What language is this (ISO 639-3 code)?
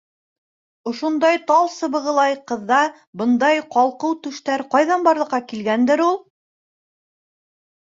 bak